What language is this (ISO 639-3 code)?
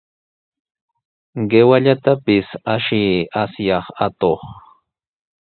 qws